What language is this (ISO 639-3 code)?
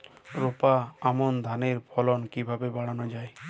ben